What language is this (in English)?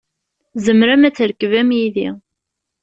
Kabyle